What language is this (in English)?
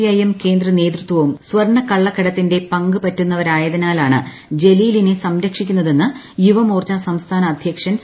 Malayalam